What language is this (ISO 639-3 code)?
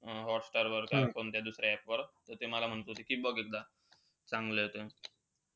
mar